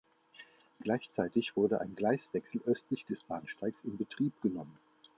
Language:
German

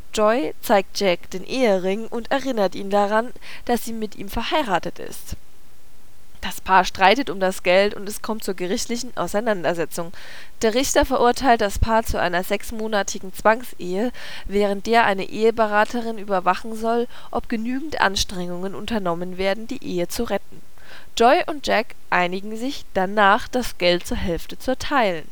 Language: German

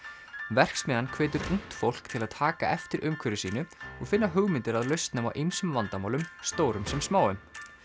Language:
Icelandic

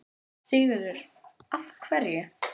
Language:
Icelandic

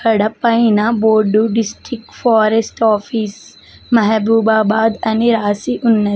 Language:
Telugu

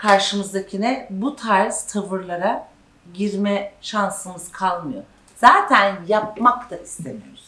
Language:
Turkish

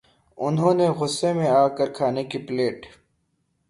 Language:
Urdu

